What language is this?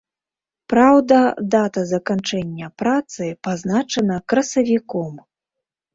Belarusian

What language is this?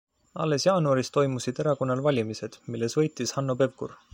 Estonian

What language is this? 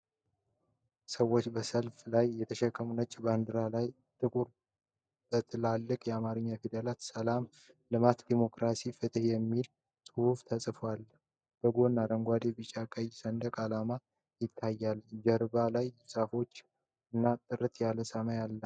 Amharic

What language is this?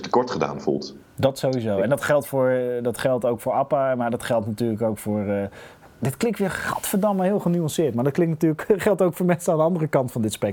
Dutch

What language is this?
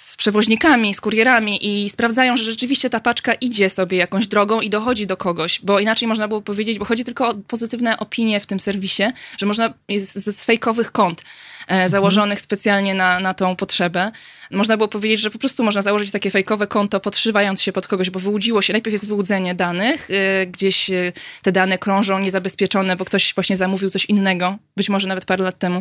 Polish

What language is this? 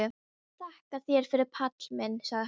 Icelandic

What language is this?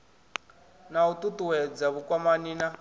Venda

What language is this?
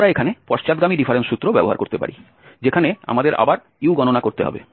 Bangla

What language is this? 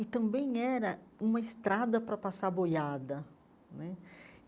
Portuguese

